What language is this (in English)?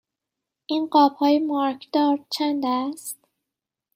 Persian